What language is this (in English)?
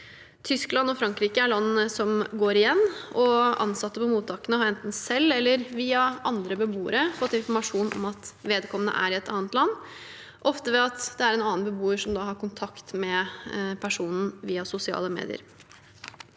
Norwegian